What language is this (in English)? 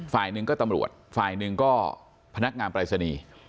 Thai